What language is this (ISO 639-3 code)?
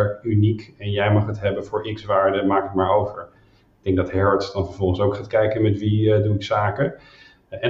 nld